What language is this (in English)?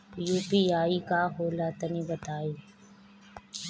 Bhojpuri